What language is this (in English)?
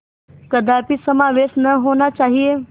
Hindi